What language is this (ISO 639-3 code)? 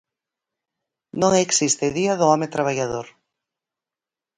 glg